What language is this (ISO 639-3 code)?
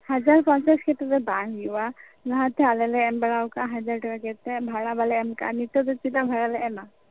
sat